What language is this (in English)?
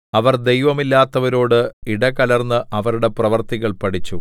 Malayalam